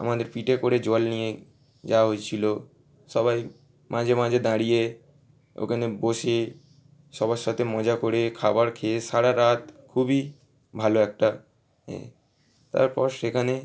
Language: Bangla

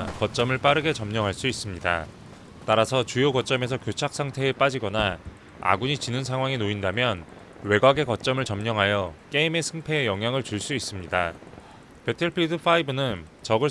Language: Korean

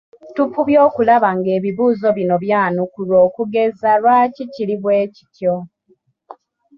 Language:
Ganda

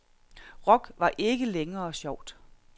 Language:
Danish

